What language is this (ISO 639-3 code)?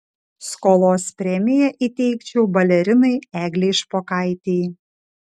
lit